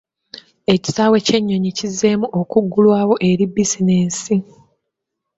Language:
Ganda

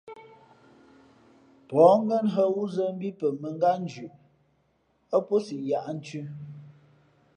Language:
Fe'fe'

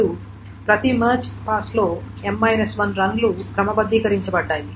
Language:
Telugu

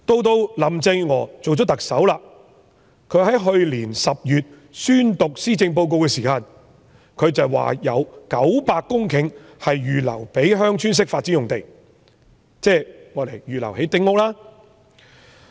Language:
Cantonese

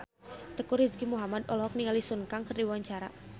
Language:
Sundanese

